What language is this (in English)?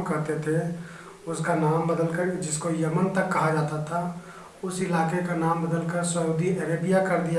Hindi